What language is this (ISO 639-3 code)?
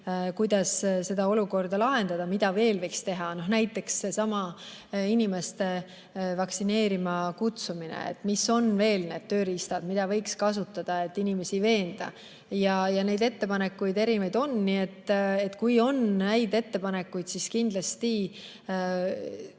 est